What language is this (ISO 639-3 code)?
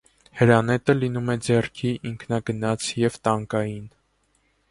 hye